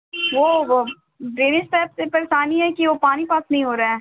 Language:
Urdu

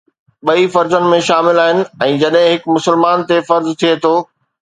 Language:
Sindhi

